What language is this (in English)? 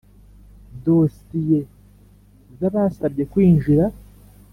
Kinyarwanda